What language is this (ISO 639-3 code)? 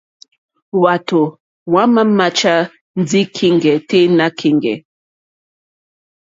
bri